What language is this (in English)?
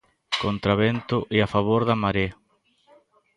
Galician